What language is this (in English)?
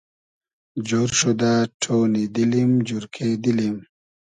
Hazaragi